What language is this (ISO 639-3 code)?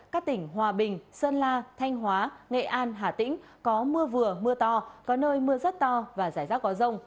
vie